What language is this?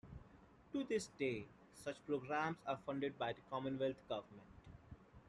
English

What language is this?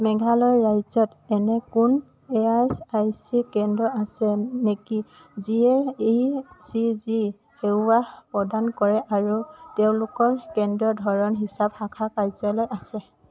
Assamese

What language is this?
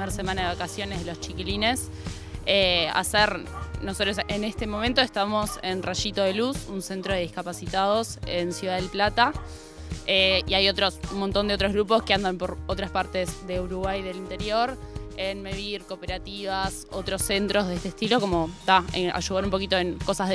Spanish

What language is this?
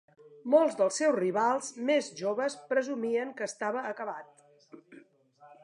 Catalan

